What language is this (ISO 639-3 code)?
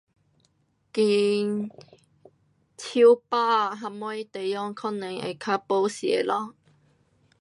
cpx